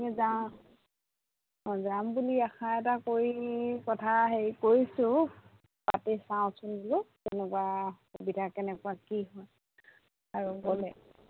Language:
Assamese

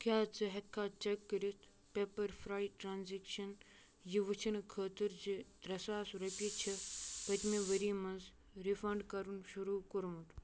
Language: Kashmiri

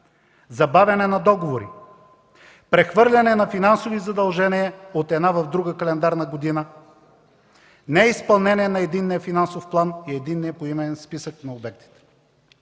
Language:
Bulgarian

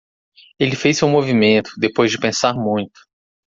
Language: Portuguese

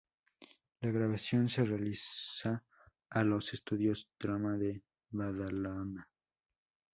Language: Spanish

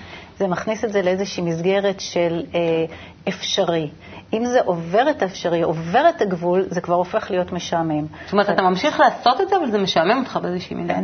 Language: Hebrew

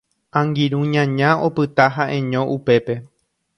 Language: Guarani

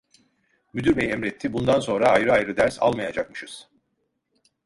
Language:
Turkish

